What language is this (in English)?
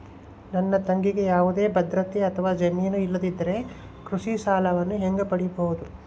Kannada